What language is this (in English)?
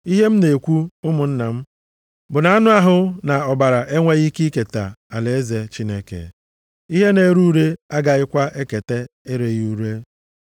Igbo